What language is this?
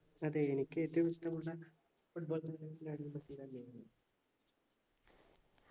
Malayalam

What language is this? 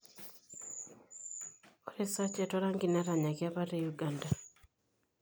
Masai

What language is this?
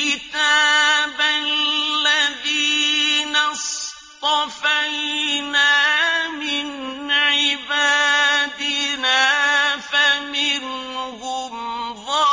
Arabic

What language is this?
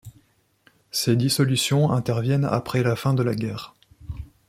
French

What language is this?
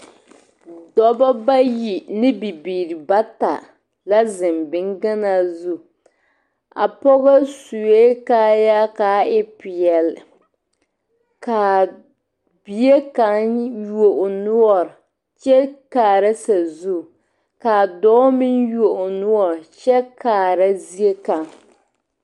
Southern Dagaare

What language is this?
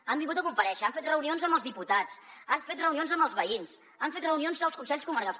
Catalan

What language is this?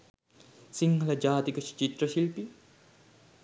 Sinhala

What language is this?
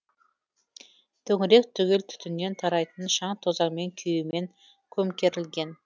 Kazakh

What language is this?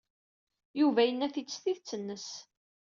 Kabyle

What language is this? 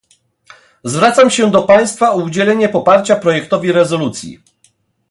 Polish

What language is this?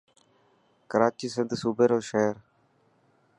Dhatki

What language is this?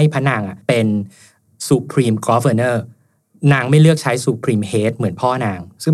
Thai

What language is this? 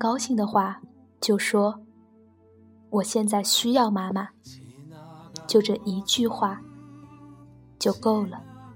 Chinese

